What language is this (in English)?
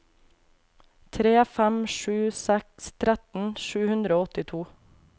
Norwegian